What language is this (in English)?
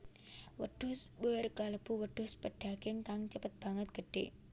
Javanese